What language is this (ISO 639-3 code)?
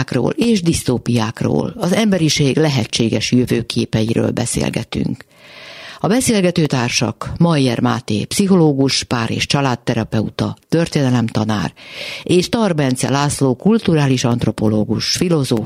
hun